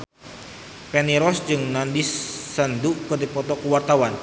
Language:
Sundanese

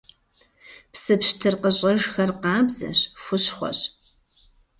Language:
Kabardian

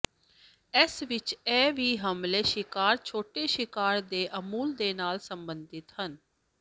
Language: Punjabi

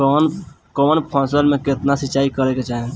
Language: Bhojpuri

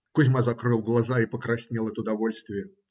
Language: Russian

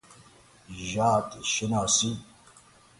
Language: Persian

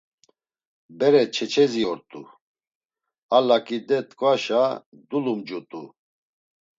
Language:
Laz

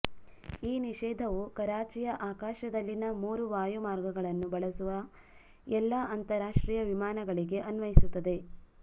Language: Kannada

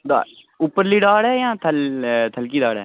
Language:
Dogri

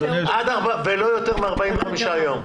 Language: Hebrew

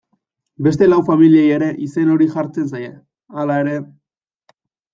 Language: Basque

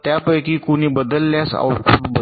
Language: Marathi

